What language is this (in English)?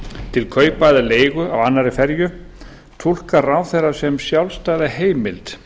Icelandic